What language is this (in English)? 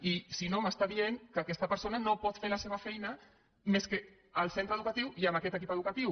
Catalan